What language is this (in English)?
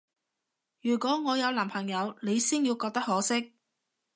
Cantonese